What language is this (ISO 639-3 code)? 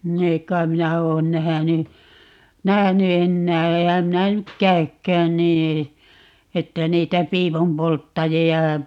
fin